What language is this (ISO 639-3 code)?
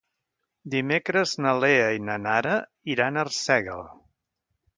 cat